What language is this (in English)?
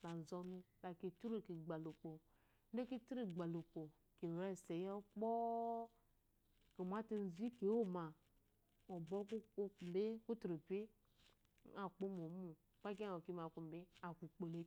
Eloyi